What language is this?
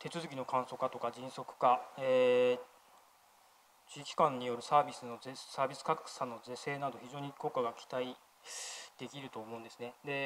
Japanese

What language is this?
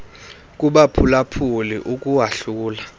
Xhosa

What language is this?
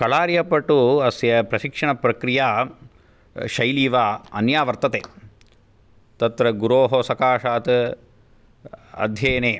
Sanskrit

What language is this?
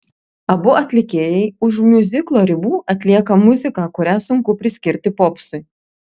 Lithuanian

